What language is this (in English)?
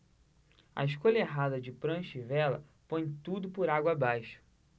Portuguese